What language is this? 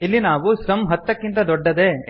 Kannada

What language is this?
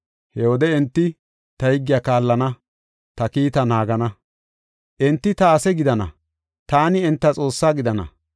Gofa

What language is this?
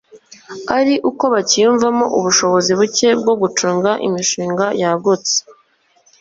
Kinyarwanda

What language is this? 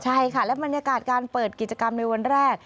Thai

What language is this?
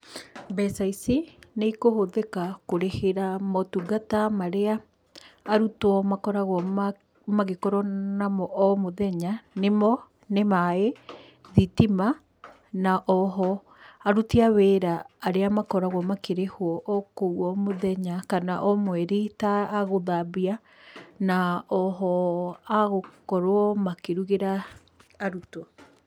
Kikuyu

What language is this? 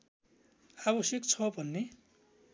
Nepali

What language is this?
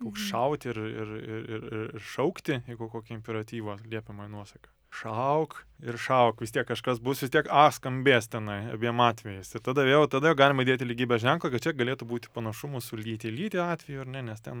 Lithuanian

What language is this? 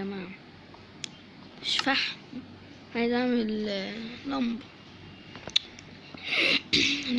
Arabic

